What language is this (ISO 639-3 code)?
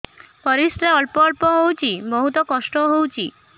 ori